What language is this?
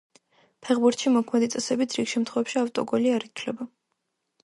Georgian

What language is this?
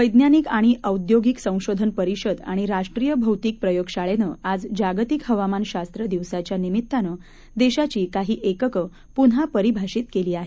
Marathi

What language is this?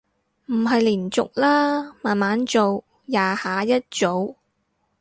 Cantonese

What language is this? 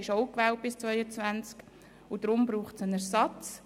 Swiss German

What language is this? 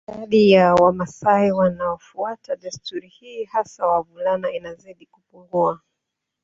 Swahili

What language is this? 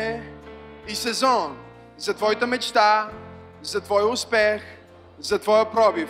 Bulgarian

